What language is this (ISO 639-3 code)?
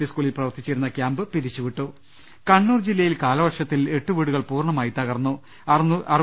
mal